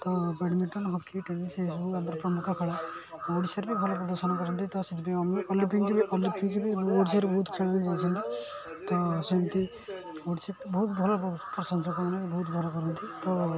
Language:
Odia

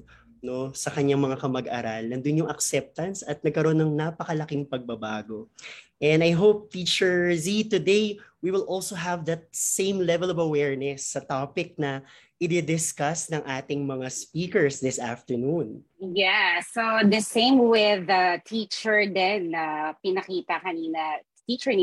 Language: Filipino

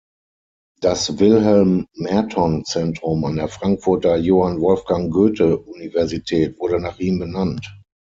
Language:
German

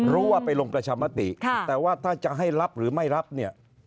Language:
Thai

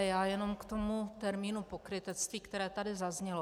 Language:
Czech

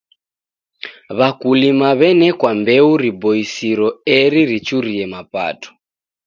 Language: Taita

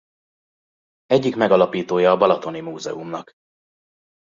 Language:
Hungarian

